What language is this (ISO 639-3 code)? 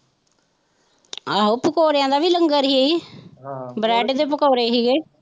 pan